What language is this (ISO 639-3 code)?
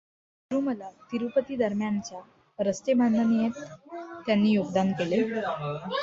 mar